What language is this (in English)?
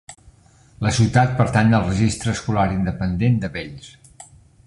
Catalan